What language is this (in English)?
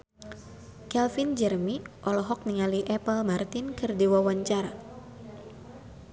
Sundanese